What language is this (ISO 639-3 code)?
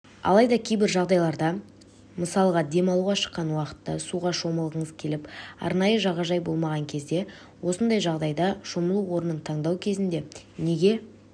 kaz